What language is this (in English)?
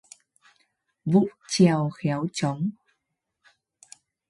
Vietnamese